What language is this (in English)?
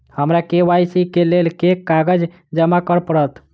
Maithili